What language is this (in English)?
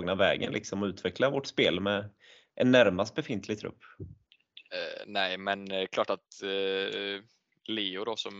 Swedish